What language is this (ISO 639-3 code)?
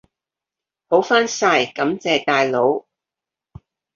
yue